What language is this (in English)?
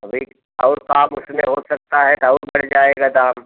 Hindi